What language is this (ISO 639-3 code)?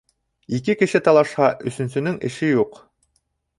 bak